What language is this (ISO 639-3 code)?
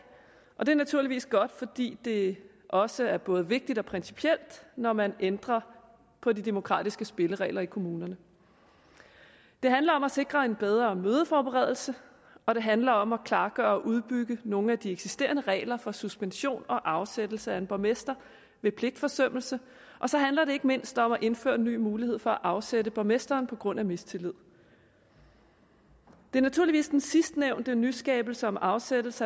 dan